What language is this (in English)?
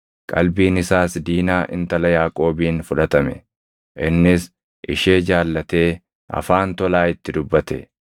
Oromo